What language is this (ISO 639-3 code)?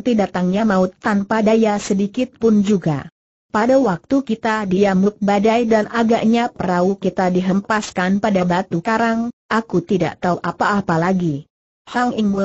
ind